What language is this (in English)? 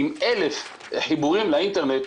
Hebrew